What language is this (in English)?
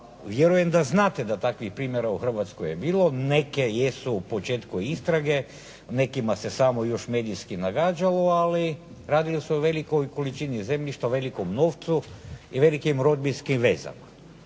Croatian